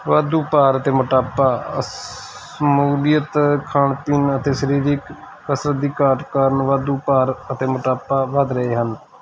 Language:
Punjabi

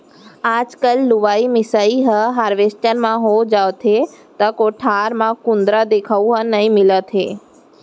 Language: Chhattisgarhi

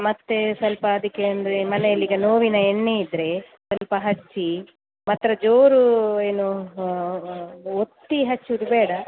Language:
Kannada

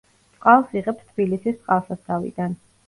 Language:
Georgian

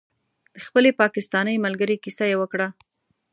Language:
Pashto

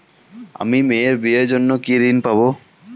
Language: Bangla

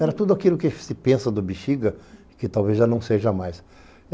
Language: Portuguese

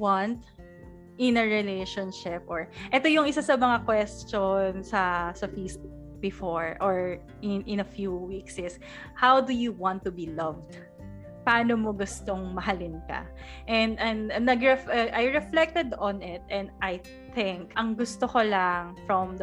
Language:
Filipino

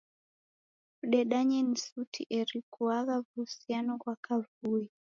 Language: Taita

